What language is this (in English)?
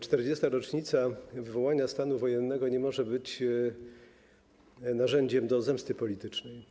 Polish